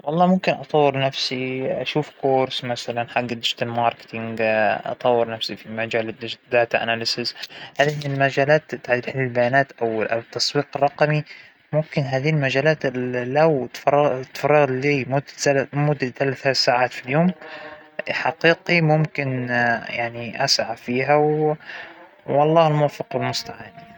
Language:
Hijazi Arabic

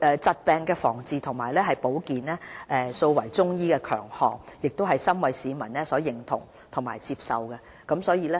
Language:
Cantonese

